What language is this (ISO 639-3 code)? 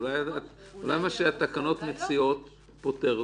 heb